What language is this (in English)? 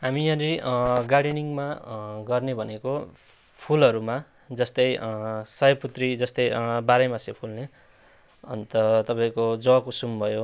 Nepali